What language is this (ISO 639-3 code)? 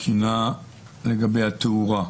heb